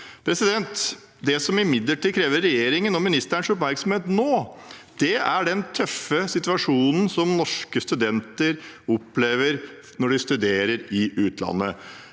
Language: Norwegian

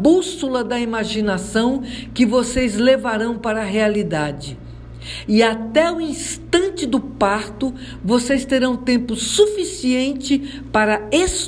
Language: Portuguese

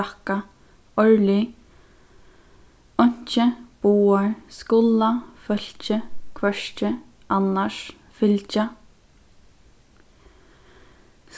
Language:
Faroese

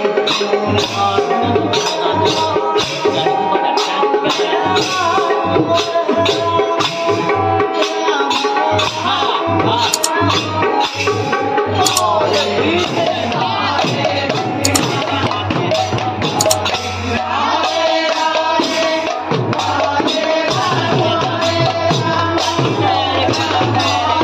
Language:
Bangla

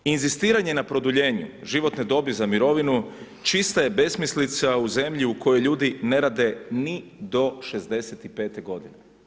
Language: Croatian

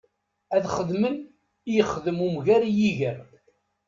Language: Kabyle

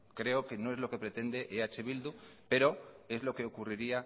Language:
Spanish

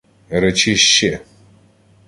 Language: Ukrainian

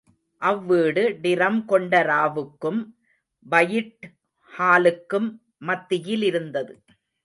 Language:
Tamil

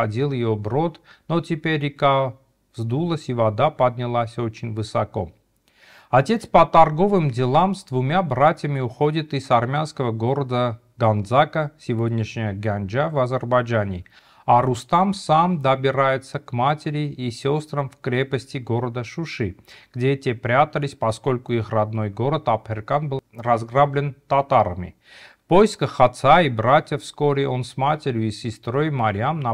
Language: Russian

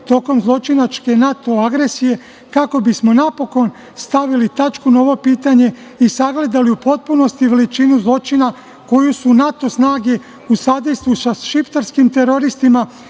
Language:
Serbian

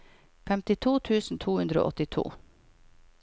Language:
Norwegian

